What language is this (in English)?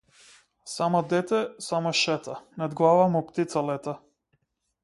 Macedonian